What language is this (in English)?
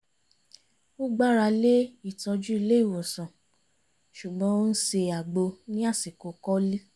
Yoruba